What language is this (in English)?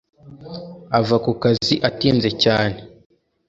Kinyarwanda